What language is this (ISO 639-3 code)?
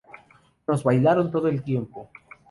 spa